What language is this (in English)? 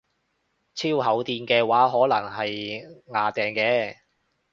Cantonese